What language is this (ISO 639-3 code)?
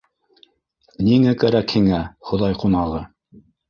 bak